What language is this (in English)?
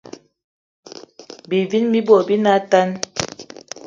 Eton (Cameroon)